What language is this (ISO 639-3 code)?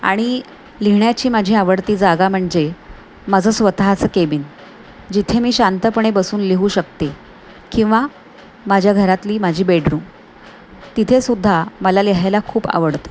mar